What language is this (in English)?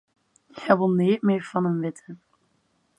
Western Frisian